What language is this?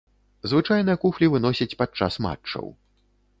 Belarusian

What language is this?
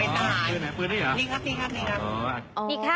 Thai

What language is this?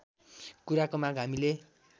Nepali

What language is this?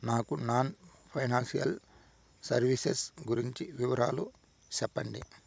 Telugu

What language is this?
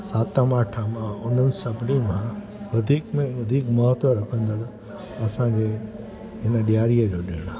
Sindhi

